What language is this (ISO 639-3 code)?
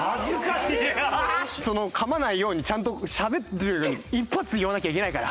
jpn